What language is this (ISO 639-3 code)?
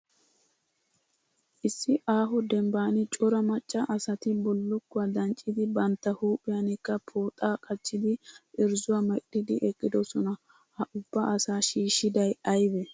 wal